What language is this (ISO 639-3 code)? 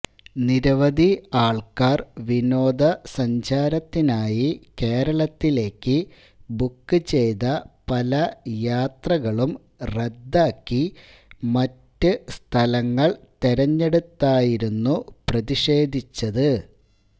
mal